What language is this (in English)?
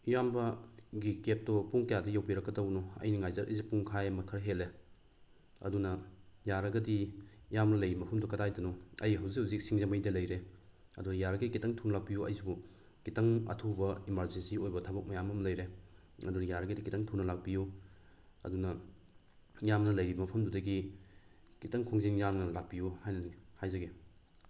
Manipuri